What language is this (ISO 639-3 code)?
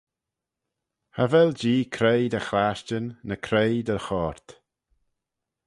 glv